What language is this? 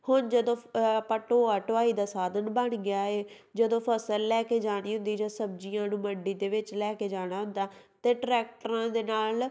Punjabi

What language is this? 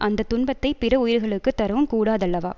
Tamil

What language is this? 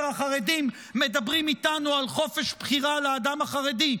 Hebrew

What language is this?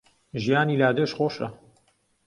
Central Kurdish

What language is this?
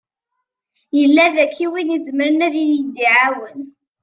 Kabyle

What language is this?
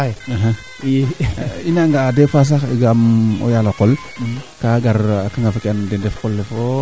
Serer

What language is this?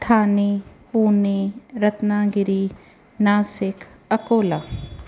Sindhi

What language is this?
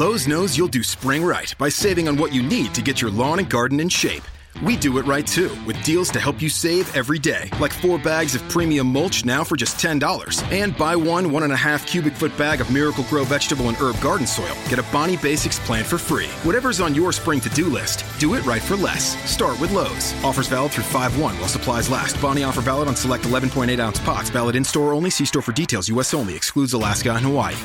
Italian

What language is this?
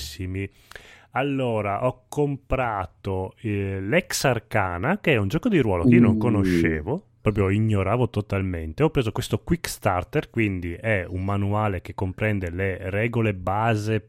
Italian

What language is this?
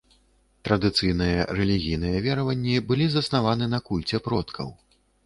Belarusian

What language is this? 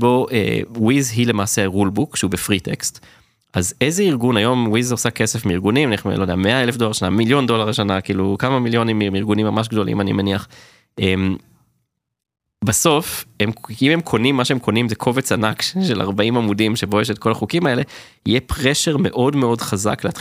Hebrew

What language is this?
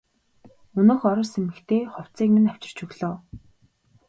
Mongolian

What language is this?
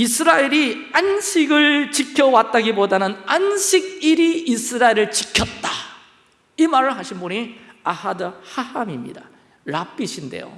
Korean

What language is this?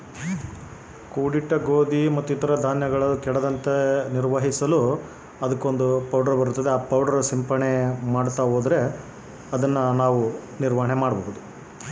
Kannada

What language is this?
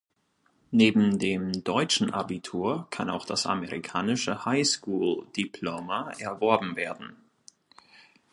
German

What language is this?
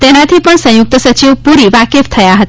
Gujarati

